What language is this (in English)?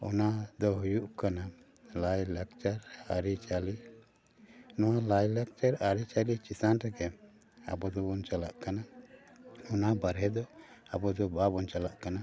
Santali